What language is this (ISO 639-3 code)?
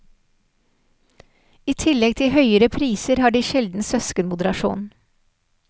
nor